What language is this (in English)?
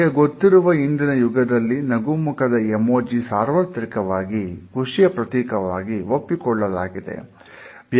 Kannada